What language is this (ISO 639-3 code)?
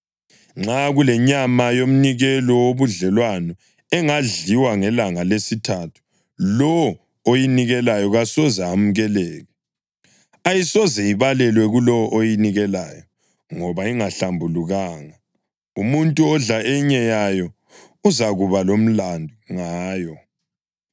nde